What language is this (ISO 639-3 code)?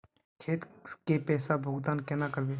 mag